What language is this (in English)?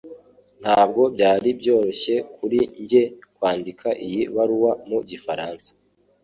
Kinyarwanda